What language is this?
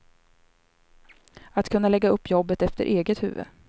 Swedish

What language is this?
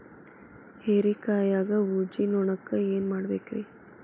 Kannada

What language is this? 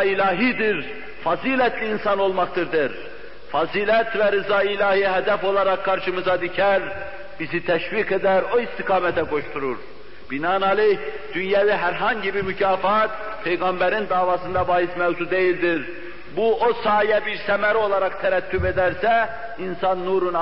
Turkish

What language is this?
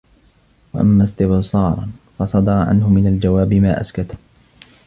Arabic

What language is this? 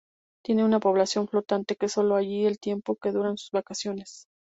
Spanish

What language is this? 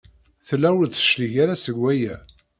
Kabyle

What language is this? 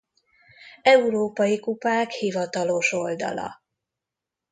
Hungarian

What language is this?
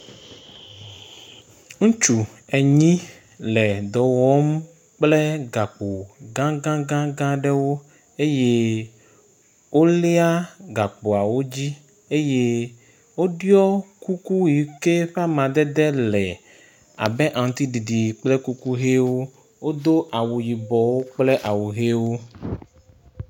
Ewe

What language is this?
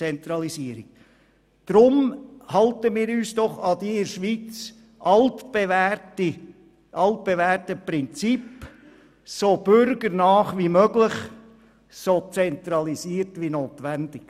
Swiss German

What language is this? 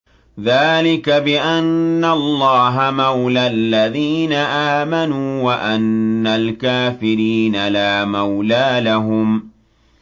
Arabic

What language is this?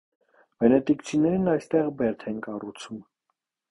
Armenian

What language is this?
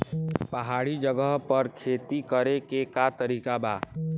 Bhojpuri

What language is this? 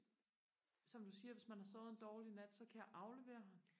Danish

